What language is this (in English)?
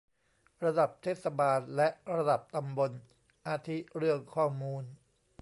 Thai